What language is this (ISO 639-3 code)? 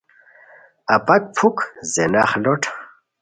khw